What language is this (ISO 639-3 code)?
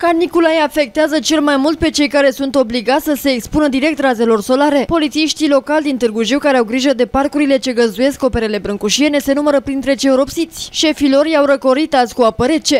ron